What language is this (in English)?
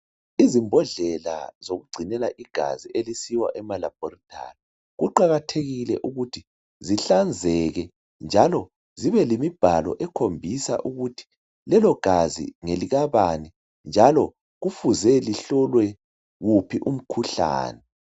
North Ndebele